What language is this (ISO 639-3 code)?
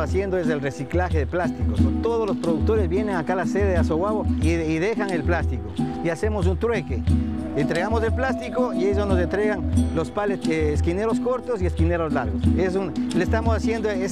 spa